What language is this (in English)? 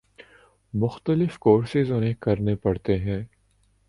Urdu